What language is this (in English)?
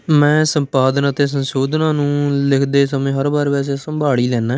Punjabi